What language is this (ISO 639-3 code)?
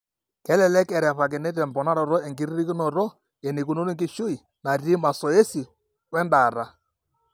mas